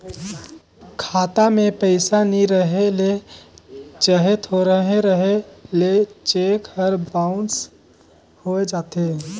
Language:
Chhattisgarhi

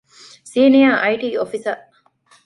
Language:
Divehi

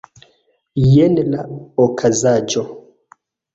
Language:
Esperanto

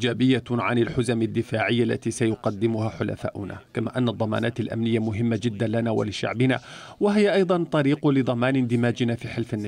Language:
Arabic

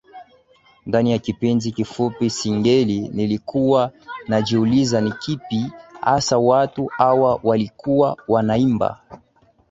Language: Swahili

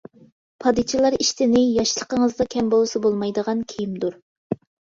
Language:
Uyghur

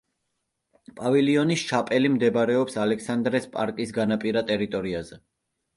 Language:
Georgian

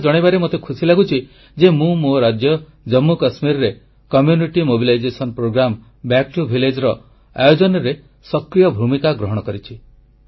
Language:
Odia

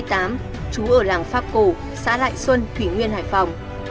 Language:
Vietnamese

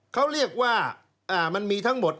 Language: Thai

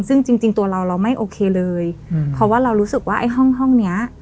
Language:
Thai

